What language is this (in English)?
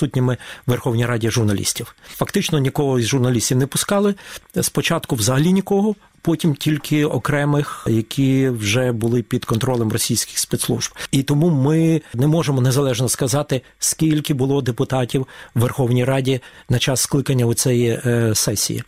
Ukrainian